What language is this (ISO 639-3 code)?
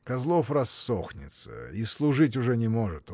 rus